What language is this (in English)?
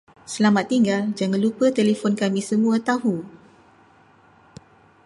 Malay